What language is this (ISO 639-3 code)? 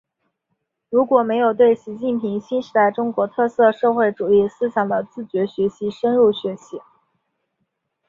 zho